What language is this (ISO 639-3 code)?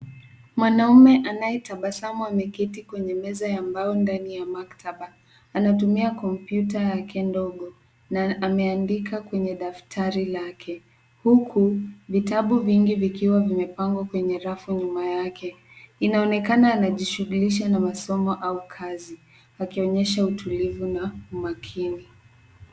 swa